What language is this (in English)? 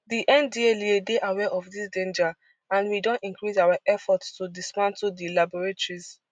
Nigerian Pidgin